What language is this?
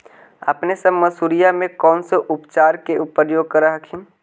Magahi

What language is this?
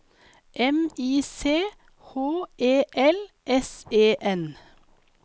Norwegian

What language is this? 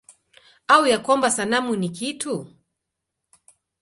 Swahili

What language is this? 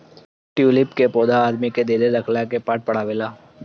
Bhojpuri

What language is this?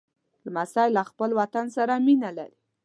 Pashto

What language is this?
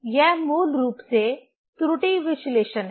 Hindi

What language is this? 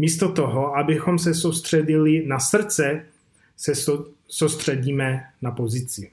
Czech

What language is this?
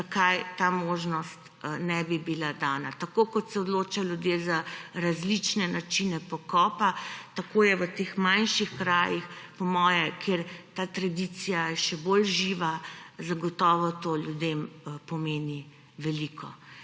Slovenian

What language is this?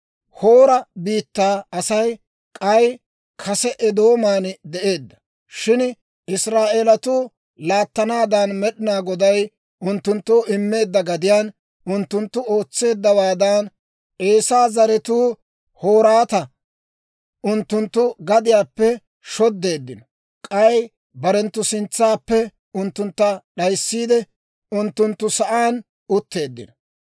Dawro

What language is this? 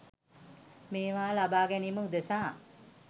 Sinhala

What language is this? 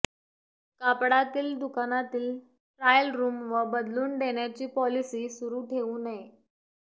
Marathi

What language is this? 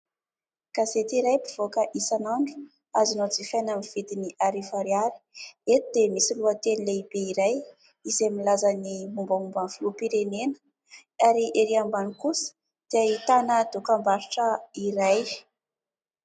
Malagasy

